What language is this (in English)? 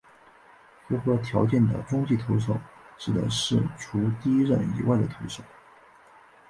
Chinese